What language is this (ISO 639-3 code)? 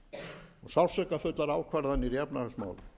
isl